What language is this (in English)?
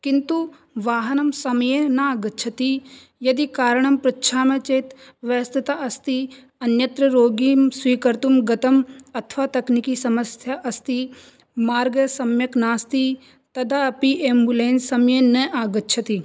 Sanskrit